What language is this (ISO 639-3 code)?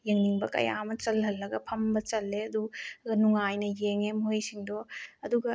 mni